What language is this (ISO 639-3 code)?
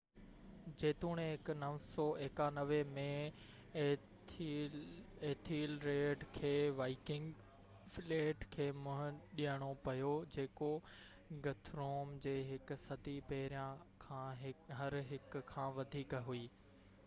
snd